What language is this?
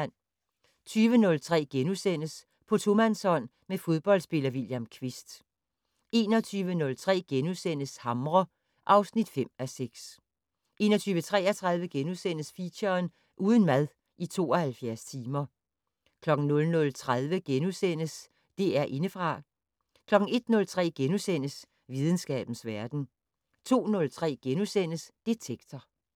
Danish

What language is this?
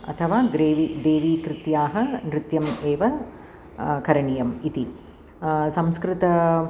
Sanskrit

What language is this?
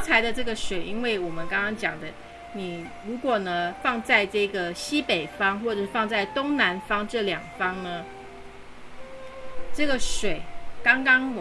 Chinese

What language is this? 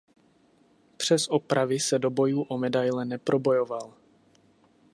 Czech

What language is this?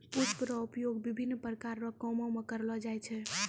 Maithili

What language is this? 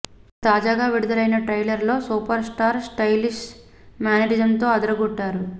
Telugu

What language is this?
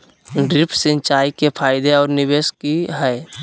Magahi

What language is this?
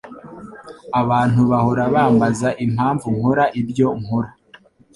Kinyarwanda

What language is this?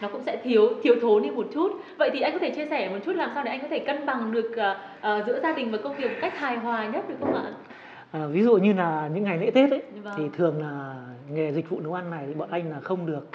Vietnamese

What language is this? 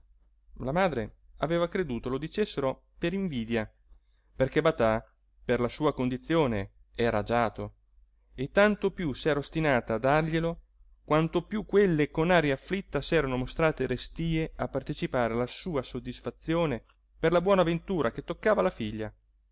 Italian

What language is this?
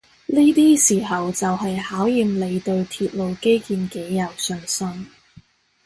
Cantonese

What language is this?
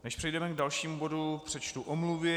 Czech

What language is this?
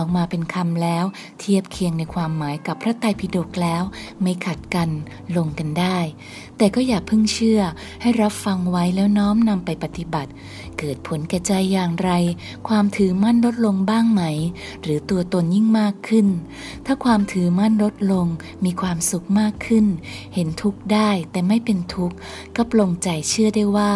Thai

